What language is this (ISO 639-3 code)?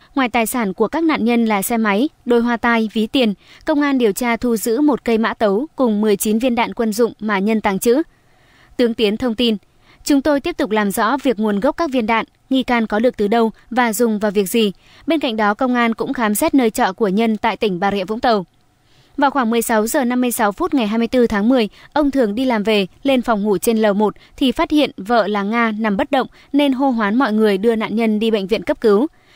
vie